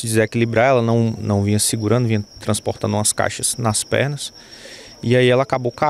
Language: Portuguese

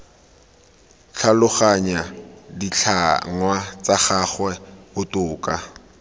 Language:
Tswana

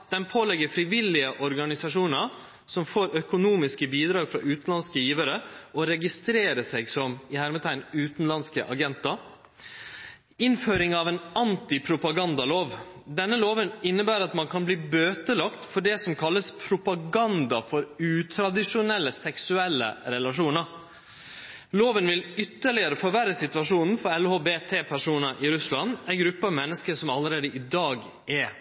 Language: Norwegian Nynorsk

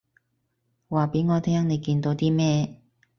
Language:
Cantonese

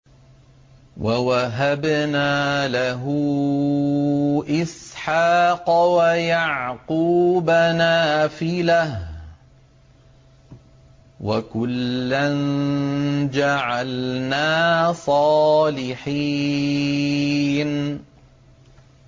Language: Arabic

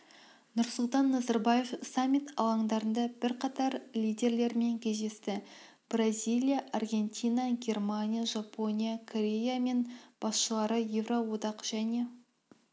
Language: Kazakh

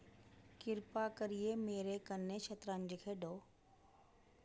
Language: Dogri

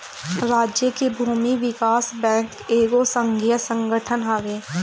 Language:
Bhojpuri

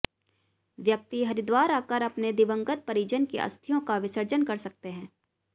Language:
Hindi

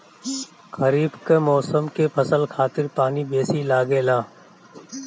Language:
Bhojpuri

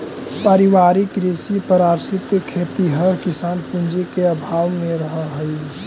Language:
Magahi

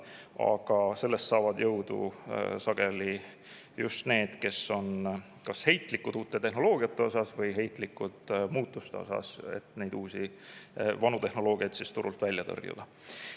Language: Estonian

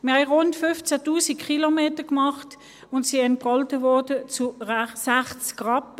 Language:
Swiss German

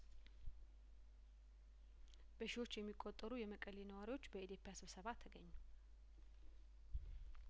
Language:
Amharic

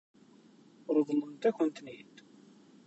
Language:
Kabyle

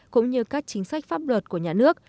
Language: Vietnamese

